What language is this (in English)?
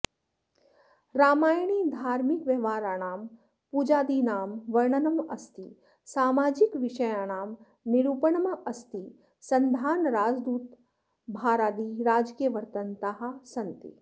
Sanskrit